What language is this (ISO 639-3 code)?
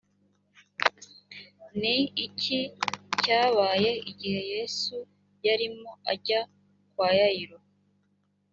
kin